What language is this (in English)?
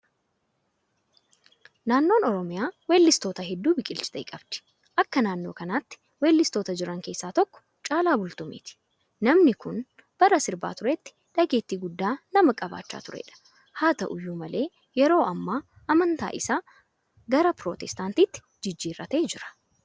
Oromo